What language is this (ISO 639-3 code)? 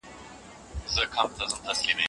pus